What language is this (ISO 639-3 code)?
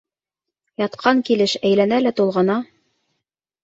bak